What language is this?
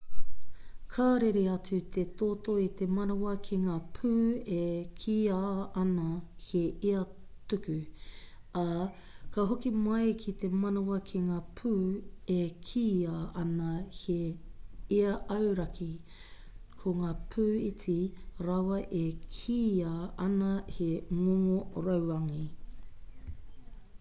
Māori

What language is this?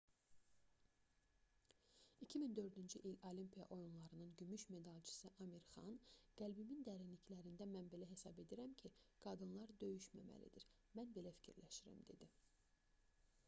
Azerbaijani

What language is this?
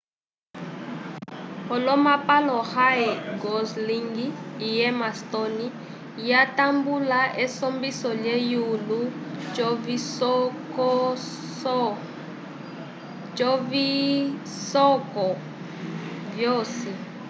Umbundu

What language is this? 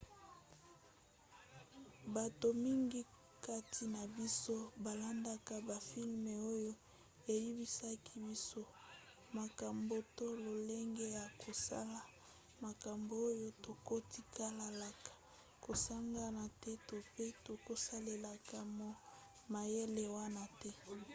Lingala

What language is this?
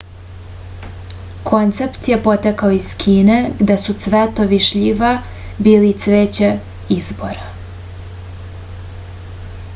Serbian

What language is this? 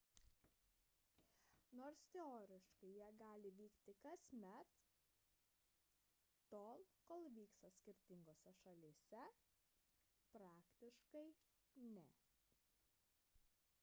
Lithuanian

